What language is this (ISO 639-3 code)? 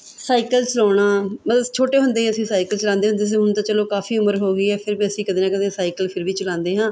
pan